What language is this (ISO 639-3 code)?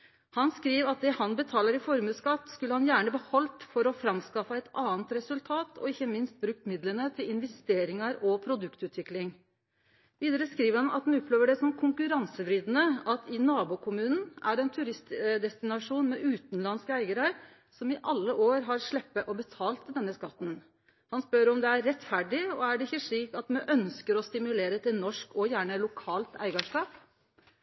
nno